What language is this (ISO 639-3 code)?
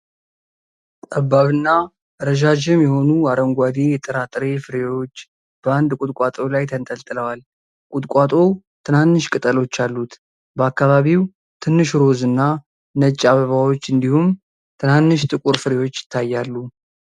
amh